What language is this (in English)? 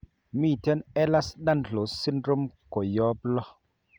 Kalenjin